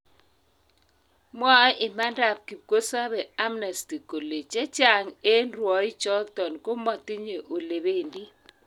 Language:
Kalenjin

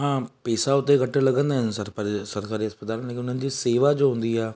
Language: Sindhi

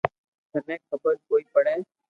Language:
Loarki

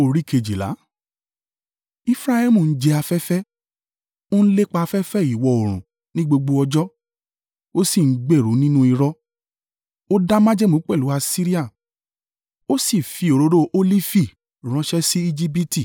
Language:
Yoruba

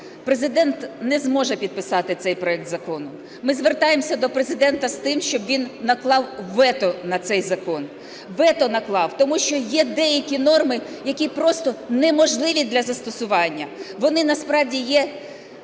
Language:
Ukrainian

